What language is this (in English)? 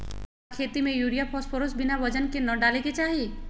Magahi